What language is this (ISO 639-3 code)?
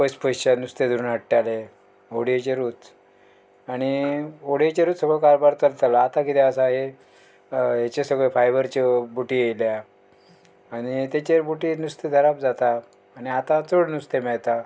kok